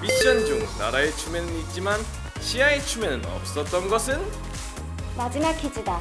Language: Korean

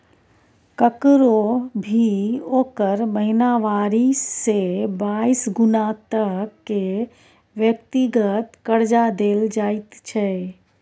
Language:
Maithili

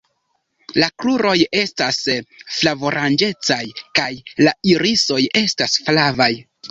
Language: Esperanto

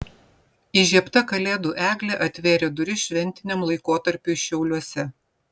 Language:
Lithuanian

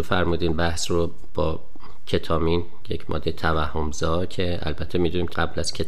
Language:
Persian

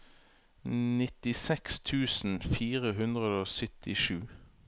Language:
Norwegian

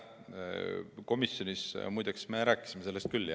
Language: Estonian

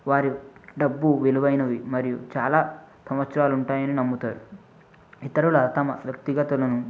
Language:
Telugu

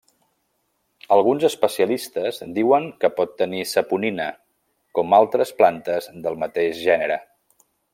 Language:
Catalan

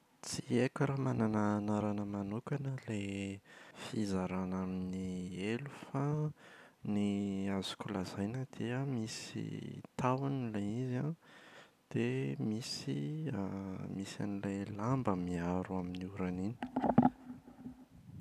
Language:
Malagasy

